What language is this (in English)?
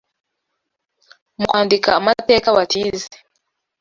Kinyarwanda